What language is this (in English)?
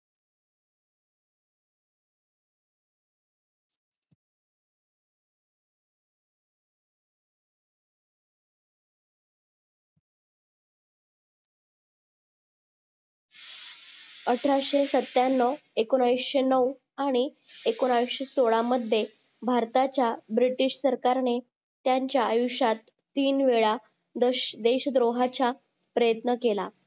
Marathi